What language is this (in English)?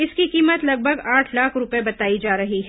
Hindi